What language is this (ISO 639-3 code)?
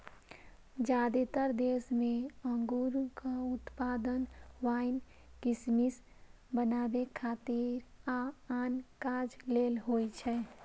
mai